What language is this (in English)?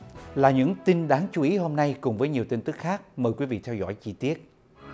Vietnamese